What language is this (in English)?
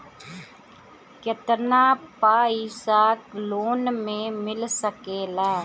Bhojpuri